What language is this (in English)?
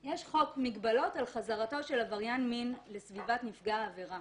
Hebrew